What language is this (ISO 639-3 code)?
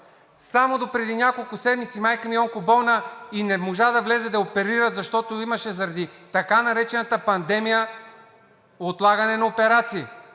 bul